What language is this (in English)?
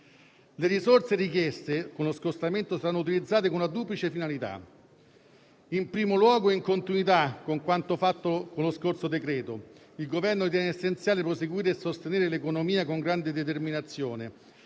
Italian